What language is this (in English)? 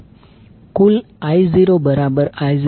Gujarati